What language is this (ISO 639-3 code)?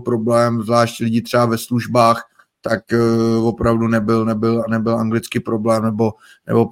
ces